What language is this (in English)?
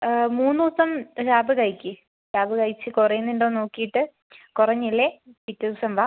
Malayalam